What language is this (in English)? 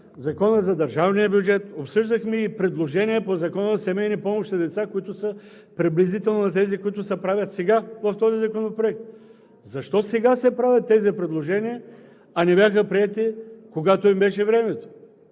Bulgarian